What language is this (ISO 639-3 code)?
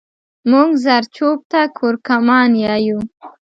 pus